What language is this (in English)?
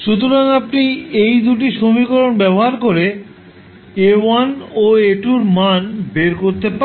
Bangla